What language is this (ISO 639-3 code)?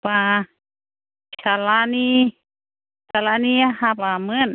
brx